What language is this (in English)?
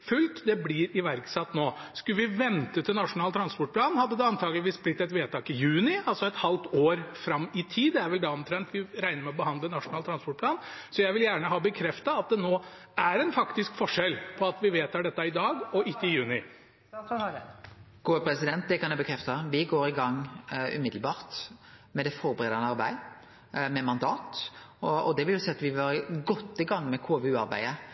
Norwegian